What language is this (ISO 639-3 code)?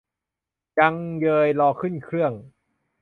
tha